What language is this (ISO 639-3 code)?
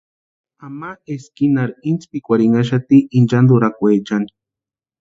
pua